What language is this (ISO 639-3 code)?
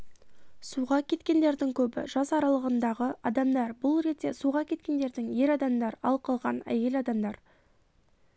kaz